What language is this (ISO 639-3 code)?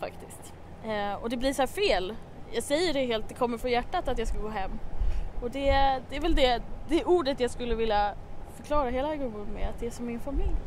swe